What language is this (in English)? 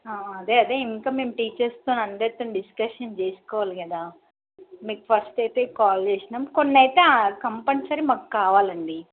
Telugu